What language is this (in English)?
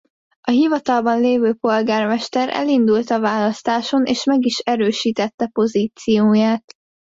Hungarian